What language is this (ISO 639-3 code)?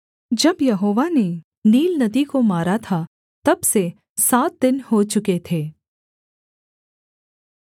hin